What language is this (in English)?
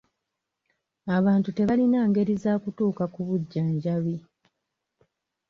Ganda